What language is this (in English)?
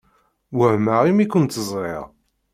Kabyle